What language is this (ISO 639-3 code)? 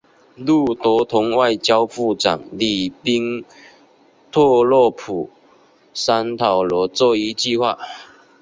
zho